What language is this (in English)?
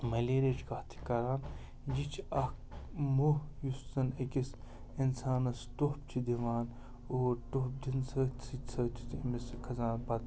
Kashmiri